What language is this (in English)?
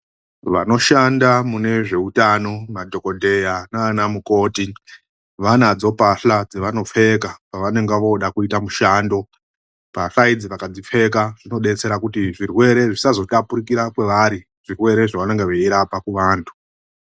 Ndau